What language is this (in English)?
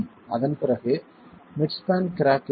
Tamil